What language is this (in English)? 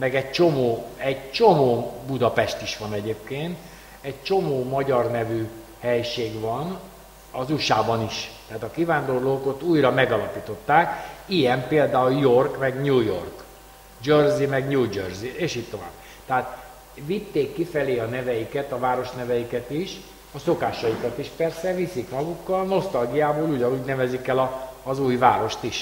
Hungarian